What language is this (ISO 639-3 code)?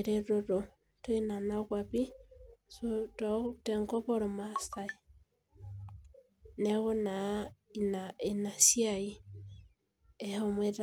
mas